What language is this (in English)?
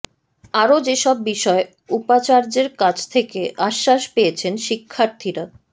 Bangla